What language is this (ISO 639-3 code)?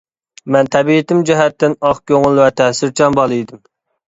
uig